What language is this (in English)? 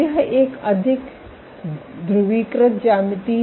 Hindi